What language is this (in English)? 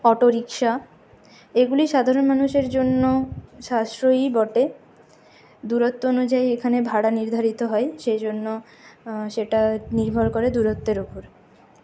Bangla